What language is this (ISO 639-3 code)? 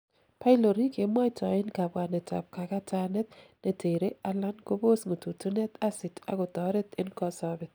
kln